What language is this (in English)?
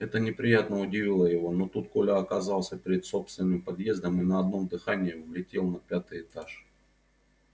Russian